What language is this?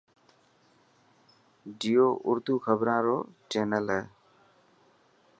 Dhatki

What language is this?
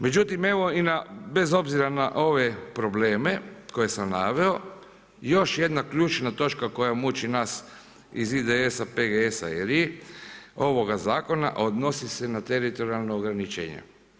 Croatian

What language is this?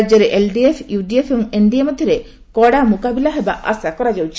Odia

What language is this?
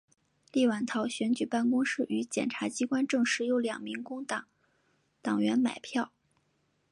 Chinese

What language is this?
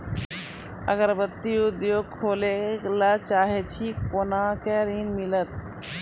Maithili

